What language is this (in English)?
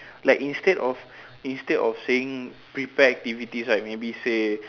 English